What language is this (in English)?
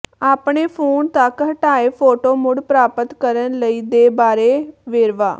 Punjabi